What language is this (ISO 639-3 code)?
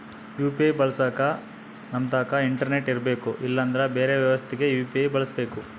kan